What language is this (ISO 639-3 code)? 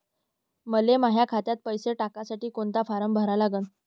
mar